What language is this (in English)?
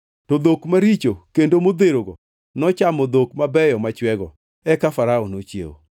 Luo (Kenya and Tanzania)